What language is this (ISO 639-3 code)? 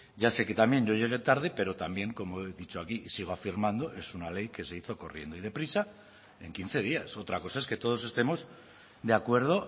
spa